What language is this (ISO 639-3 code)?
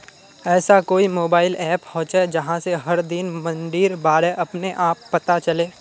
mag